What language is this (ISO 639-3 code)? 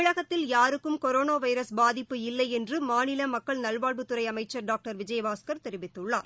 tam